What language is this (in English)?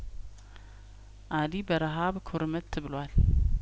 Amharic